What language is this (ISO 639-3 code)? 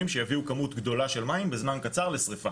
heb